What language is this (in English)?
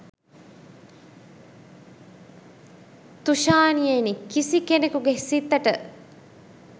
Sinhala